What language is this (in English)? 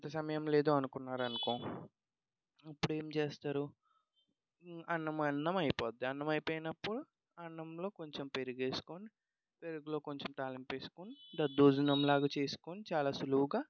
Telugu